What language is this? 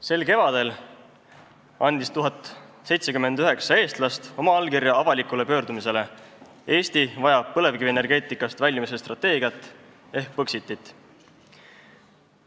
Estonian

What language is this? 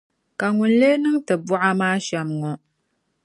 Dagbani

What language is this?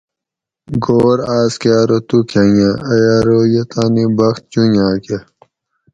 Gawri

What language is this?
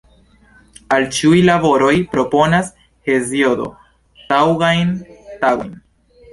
Esperanto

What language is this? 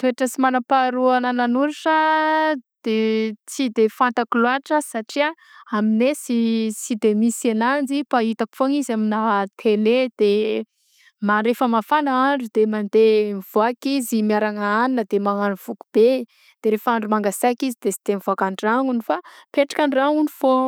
Southern Betsimisaraka Malagasy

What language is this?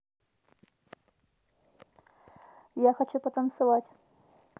Russian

